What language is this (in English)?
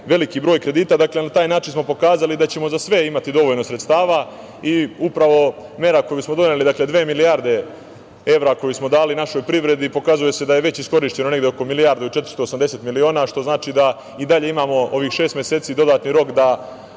Serbian